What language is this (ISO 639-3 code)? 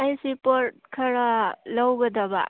mni